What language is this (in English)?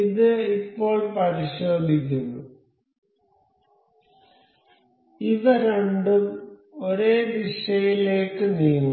Malayalam